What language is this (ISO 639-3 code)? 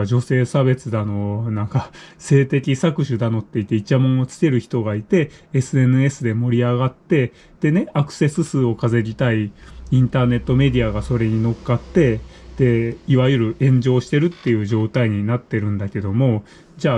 jpn